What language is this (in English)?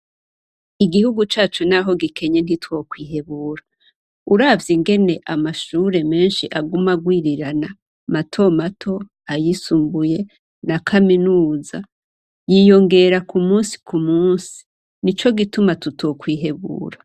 Rundi